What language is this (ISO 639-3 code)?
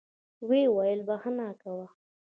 pus